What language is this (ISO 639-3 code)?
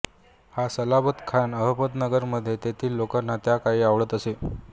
mar